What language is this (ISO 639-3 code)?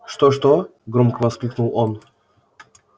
rus